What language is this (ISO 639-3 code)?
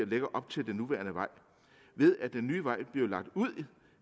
dan